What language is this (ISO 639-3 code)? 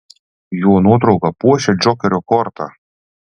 lit